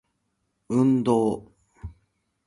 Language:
Japanese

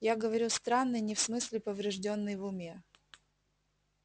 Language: Russian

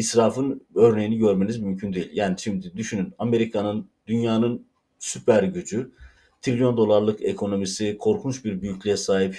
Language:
Turkish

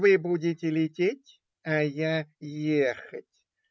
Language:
Russian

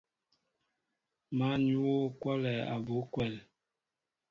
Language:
Mbo (Cameroon)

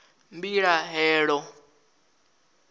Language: Venda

